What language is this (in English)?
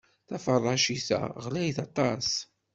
Kabyle